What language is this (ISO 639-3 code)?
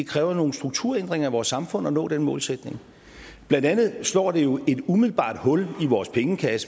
dan